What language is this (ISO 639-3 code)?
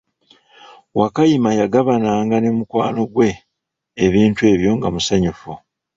lug